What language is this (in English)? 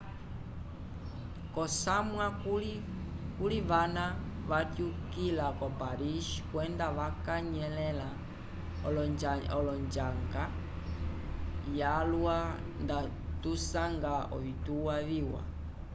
Umbundu